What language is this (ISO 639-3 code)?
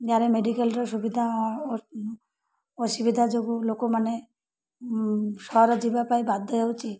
ori